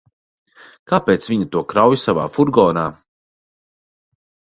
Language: Latvian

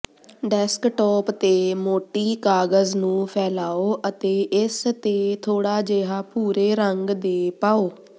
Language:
Punjabi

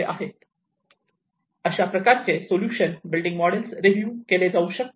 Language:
Marathi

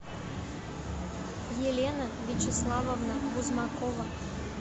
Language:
Russian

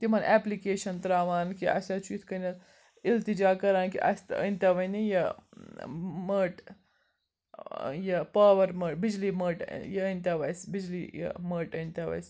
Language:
Kashmiri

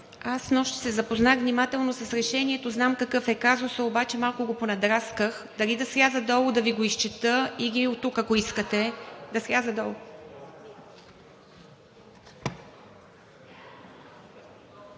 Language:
Bulgarian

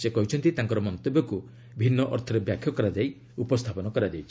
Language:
Odia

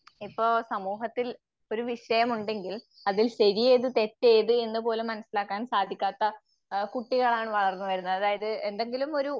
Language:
Malayalam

